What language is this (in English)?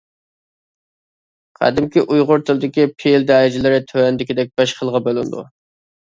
Uyghur